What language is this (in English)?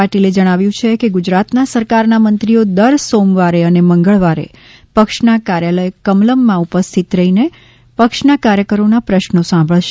Gujarati